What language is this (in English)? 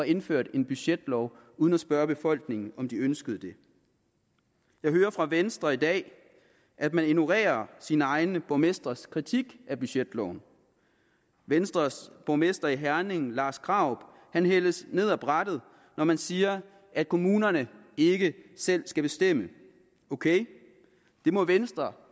Danish